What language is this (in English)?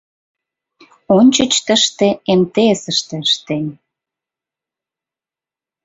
Mari